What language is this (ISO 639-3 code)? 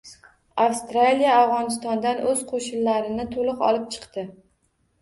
uzb